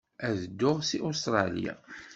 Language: Kabyle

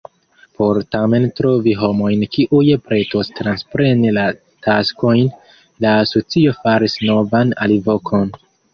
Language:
Esperanto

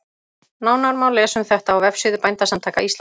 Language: Icelandic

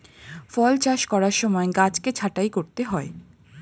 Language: Bangla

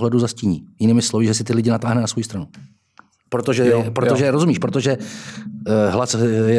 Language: Czech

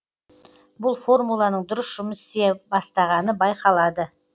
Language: Kazakh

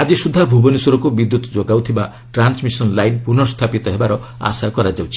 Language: Odia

